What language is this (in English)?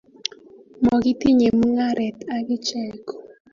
Kalenjin